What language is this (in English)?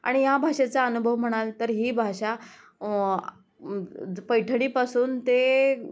Marathi